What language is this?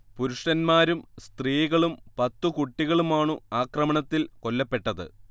Malayalam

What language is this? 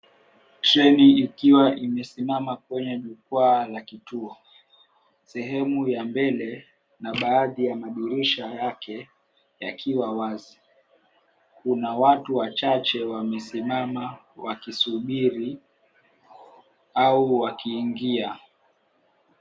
Swahili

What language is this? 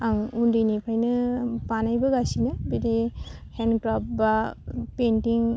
Bodo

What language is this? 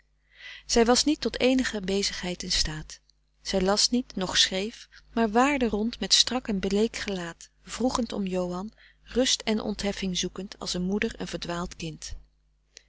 Dutch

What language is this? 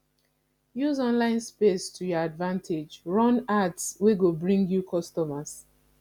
Nigerian Pidgin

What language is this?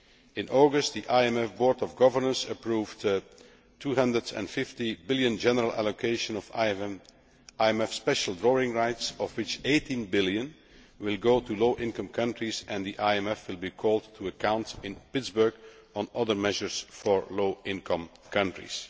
English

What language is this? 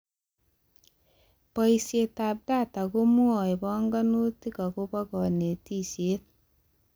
Kalenjin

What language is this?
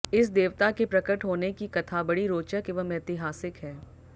Hindi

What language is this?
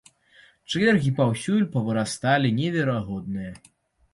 Belarusian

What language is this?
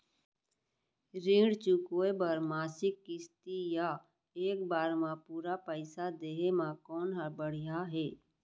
Chhattisgarhi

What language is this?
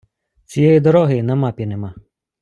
Ukrainian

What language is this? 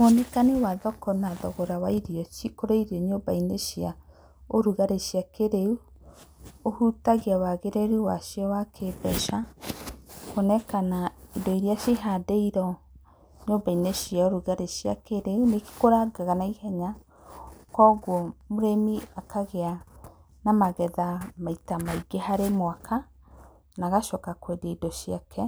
Kikuyu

